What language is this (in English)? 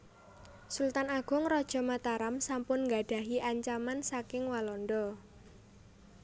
Javanese